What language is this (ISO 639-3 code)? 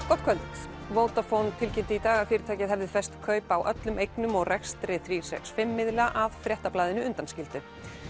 isl